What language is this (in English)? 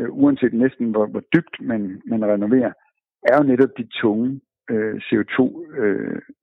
Danish